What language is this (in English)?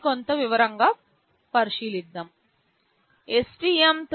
Telugu